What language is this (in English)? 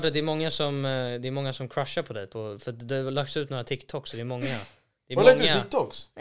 Swedish